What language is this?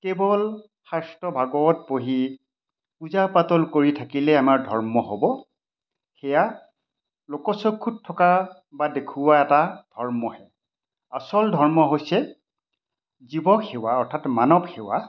Assamese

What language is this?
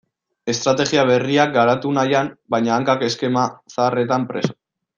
Basque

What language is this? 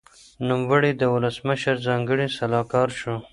Pashto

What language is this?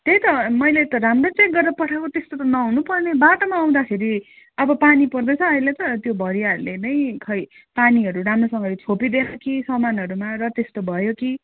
Nepali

